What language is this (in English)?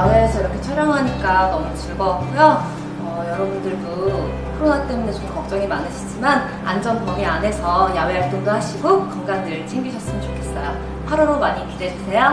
Korean